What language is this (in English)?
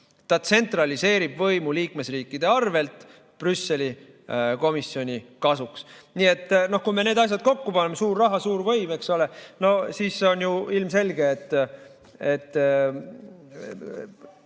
Estonian